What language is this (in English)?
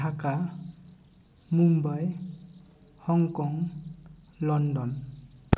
Santali